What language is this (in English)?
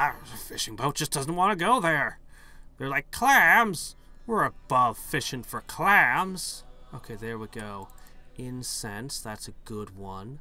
English